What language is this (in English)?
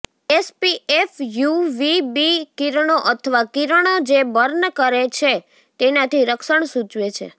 Gujarati